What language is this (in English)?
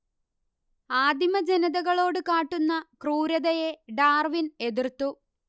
Malayalam